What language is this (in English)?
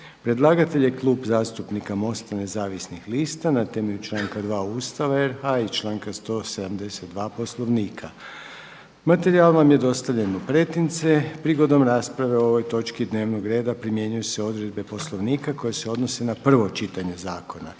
Croatian